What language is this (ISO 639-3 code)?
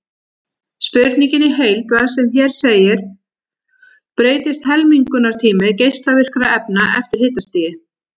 isl